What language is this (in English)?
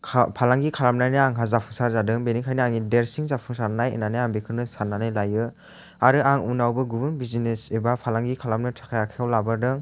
Bodo